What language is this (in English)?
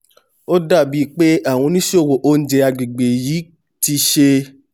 Yoruba